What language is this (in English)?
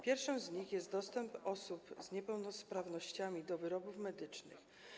Polish